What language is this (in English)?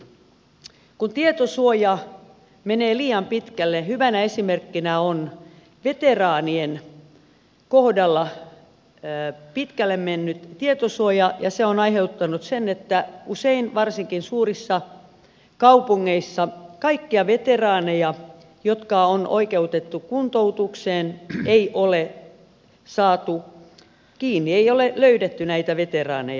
Finnish